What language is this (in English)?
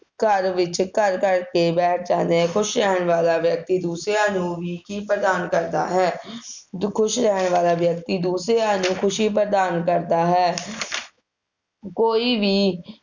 Punjabi